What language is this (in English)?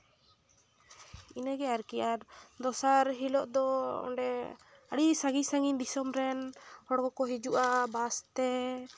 Santali